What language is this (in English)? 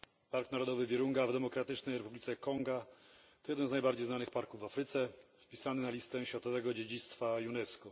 Polish